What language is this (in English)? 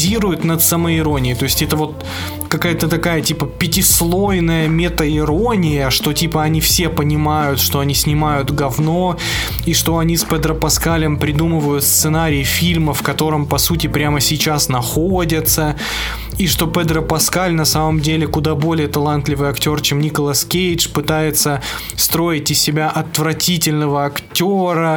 Russian